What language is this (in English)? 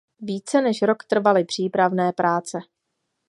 Czech